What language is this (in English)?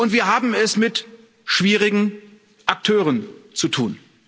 German